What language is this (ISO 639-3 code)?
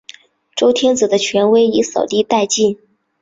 zho